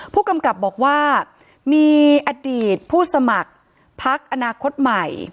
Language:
Thai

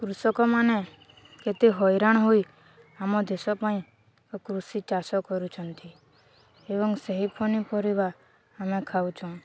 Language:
Odia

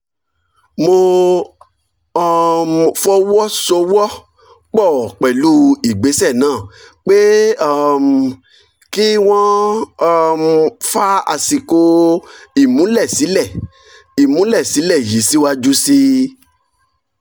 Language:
Yoruba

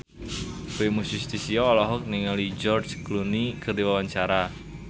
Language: Sundanese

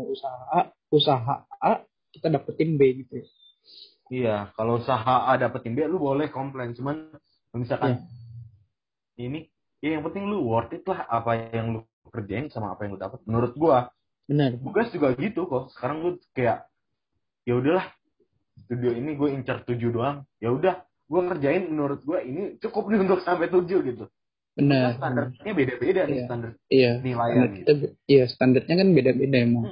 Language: Indonesian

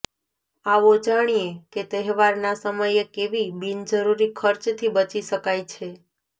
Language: Gujarati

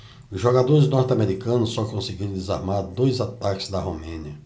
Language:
Portuguese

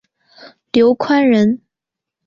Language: Chinese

